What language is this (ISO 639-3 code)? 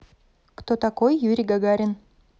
rus